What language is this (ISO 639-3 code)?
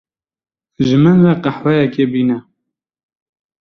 kur